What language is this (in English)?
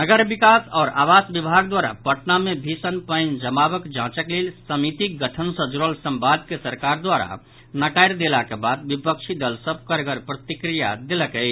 Maithili